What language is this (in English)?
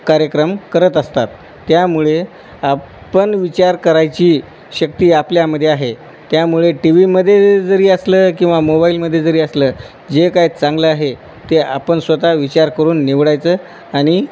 Marathi